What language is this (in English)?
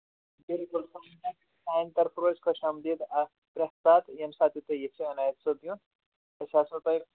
Kashmiri